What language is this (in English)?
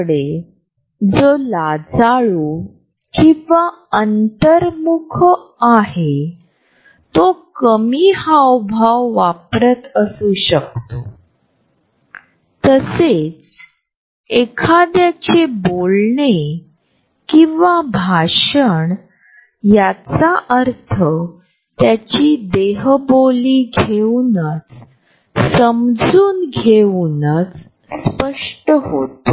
Marathi